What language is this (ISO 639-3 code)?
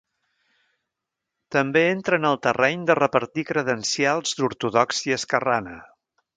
cat